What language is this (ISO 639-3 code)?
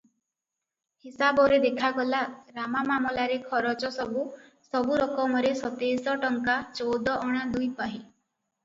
ori